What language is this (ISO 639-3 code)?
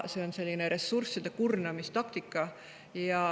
est